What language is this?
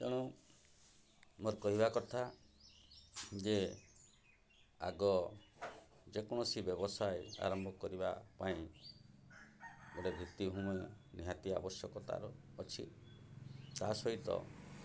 Odia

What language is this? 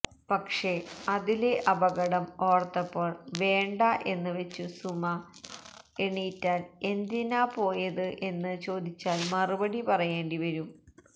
Malayalam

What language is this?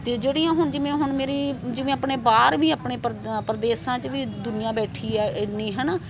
Punjabi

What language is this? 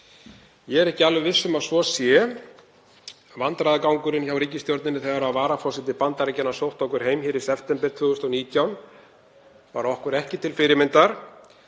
Icelandic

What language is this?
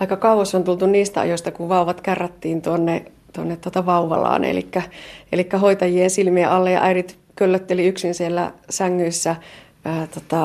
Finnish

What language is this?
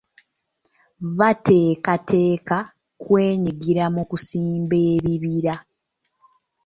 Ganda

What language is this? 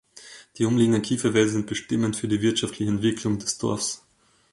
German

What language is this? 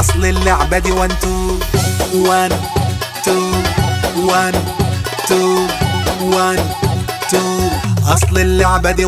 Arabic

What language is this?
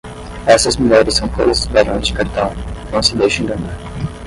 Portuguese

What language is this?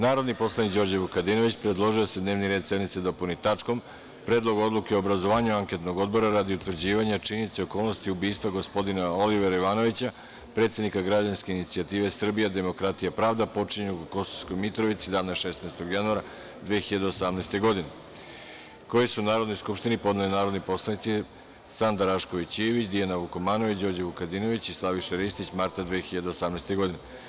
Serbian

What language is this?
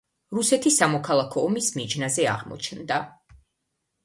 Georgian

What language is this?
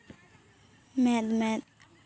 Santali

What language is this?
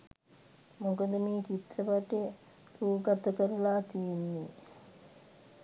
Sinhala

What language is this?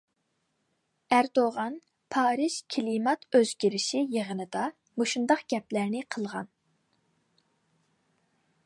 Uyghur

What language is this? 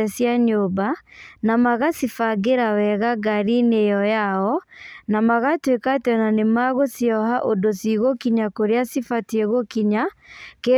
Kikuyu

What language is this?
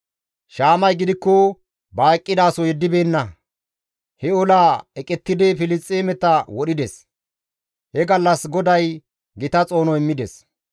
Gamo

